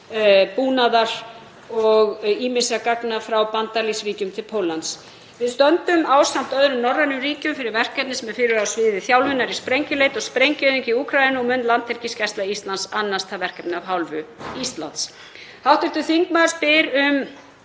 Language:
Icelandic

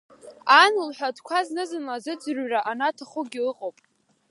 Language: Abkhazian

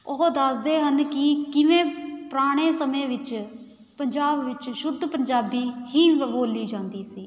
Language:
Punjabi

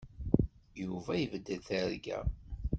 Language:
Kabyle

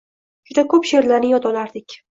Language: Uzbek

